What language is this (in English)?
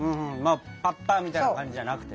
Japanese